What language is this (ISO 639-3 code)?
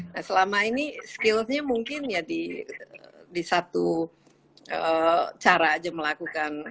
ind